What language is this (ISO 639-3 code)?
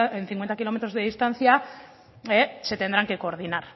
spa